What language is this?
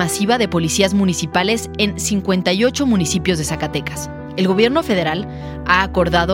Spanish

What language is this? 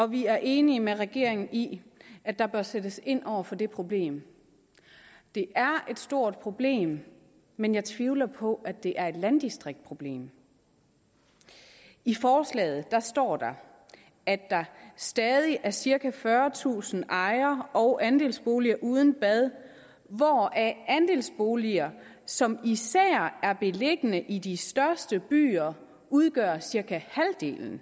Danish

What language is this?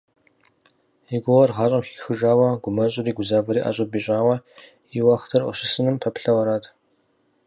Kabardian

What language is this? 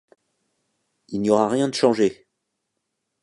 French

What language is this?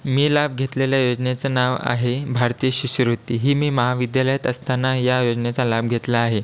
Marathi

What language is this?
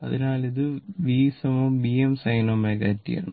Malayalam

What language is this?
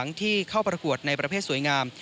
Thai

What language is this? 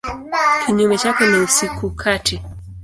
Swahili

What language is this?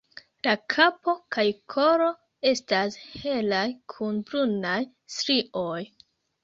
Esperanto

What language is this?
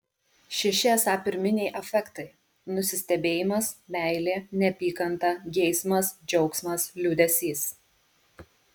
Lithuanian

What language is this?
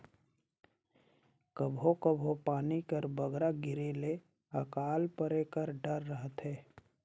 Chhattisgarhi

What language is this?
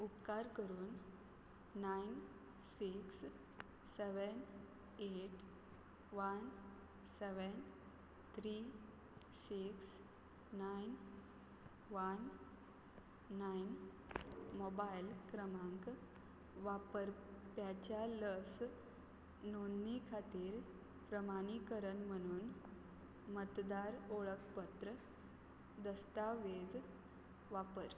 Konkani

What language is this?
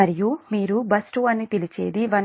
Telugu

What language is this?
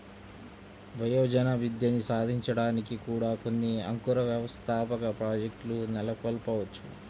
Telugu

